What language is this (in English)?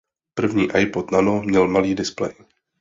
Czech